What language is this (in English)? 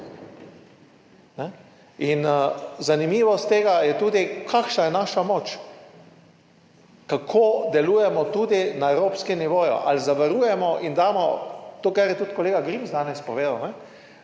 Slovenian